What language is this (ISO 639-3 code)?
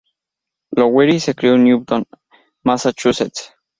spa